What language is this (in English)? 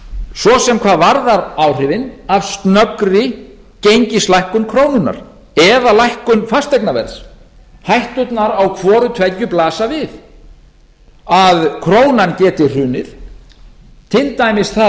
Icelandic